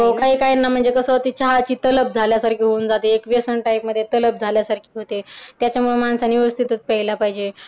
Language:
Marathi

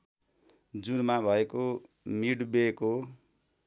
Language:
Nepali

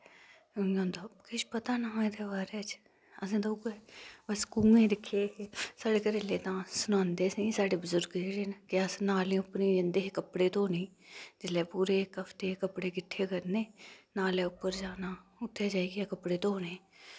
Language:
Dogri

